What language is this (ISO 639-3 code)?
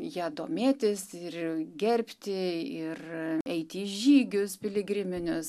lit